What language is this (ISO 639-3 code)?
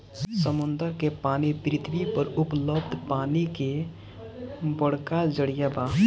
bho